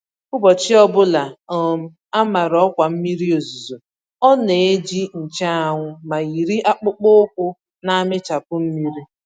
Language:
Igbo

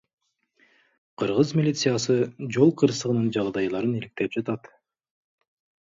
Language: Kyrgyz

